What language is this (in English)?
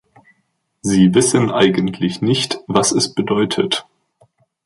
German